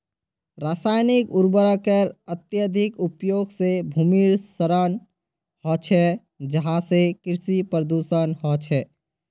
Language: Magahi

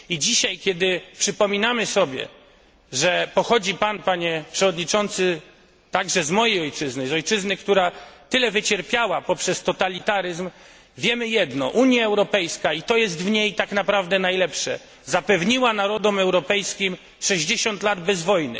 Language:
Polish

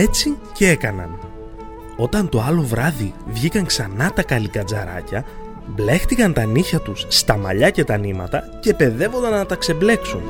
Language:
Greek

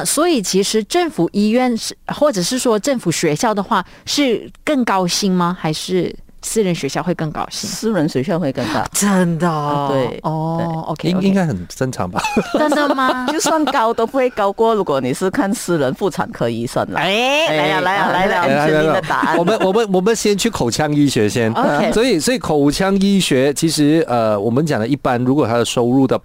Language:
Chinese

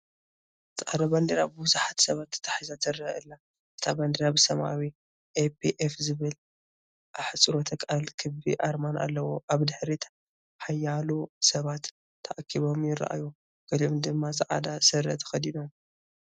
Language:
Tigrinya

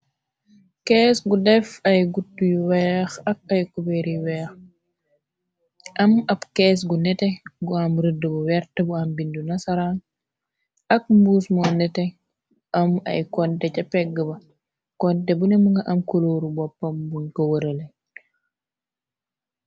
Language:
Wolof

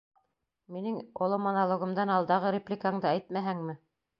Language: Bashkir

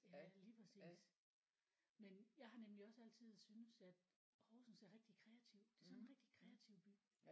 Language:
Danish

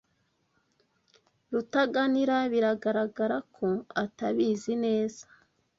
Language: Kinyarwanda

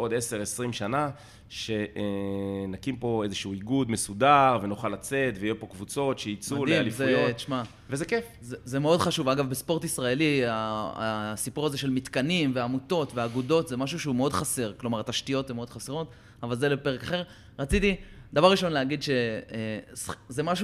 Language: Hebrew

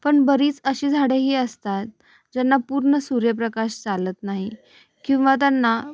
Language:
Marathi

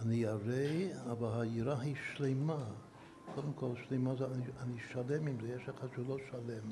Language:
Hebrew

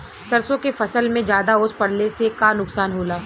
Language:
Bhojpuri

